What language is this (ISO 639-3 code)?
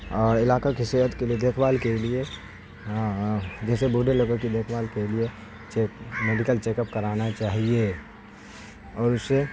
urd